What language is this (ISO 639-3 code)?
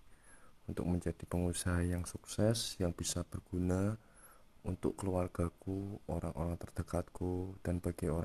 ind